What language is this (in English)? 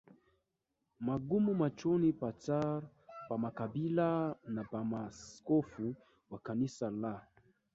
Swahili